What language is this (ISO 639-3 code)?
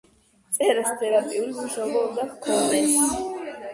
kat